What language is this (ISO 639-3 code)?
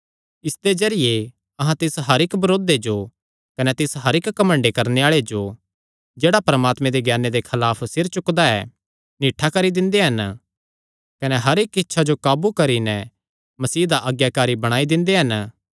xnr